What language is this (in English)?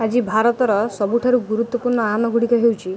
Odia